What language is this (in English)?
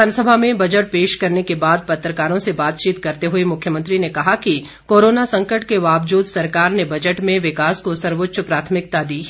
Hindi